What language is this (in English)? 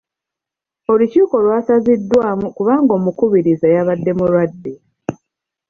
Ganda